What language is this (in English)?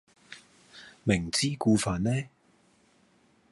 Cantonese